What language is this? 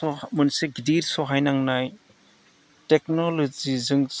Bodo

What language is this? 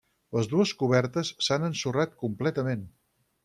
Catalan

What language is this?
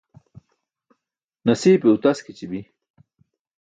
Burushaski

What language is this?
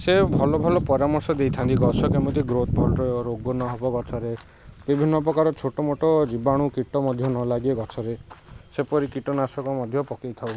Odia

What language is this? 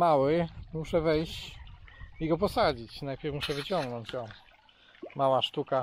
Polish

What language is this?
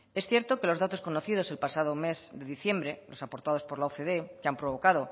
Spanish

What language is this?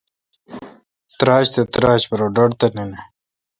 Kalkoti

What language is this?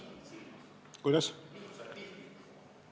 Estonian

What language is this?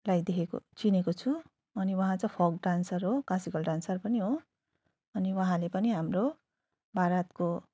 Nepali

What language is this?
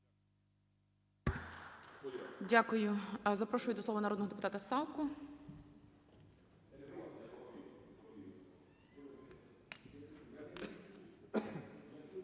Ukrainian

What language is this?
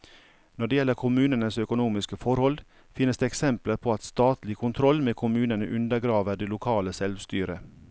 Norwegian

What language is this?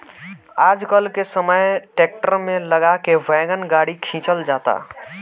Bhojpuri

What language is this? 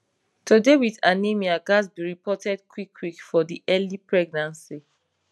Nigerian Pidgin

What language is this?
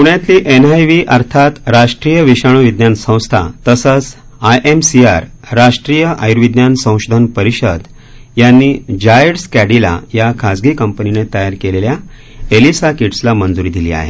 Marathi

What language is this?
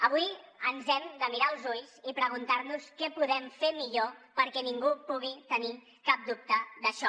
Catalan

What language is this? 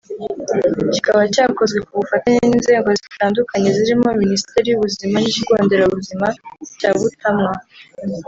Kinyarwanda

